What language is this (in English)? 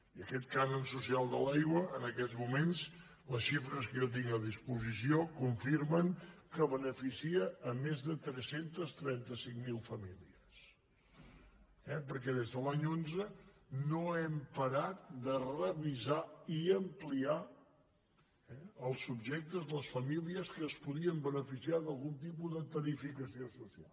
Catalan